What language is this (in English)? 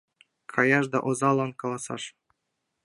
Mari